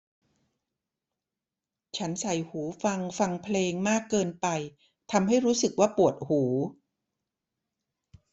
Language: Thai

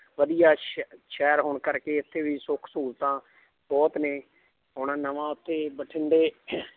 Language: Punjabi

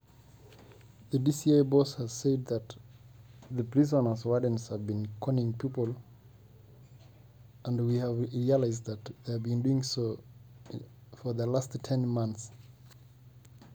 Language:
Masai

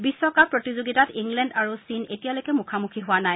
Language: Assamese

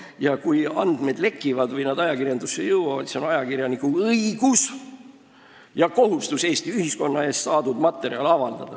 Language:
Estonian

